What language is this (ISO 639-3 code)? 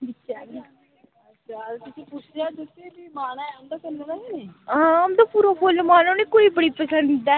doi